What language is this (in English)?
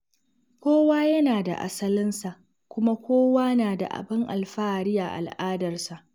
Hausa